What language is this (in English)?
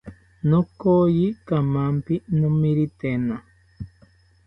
South Ucayali Ashéninka